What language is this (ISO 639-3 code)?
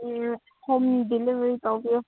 mni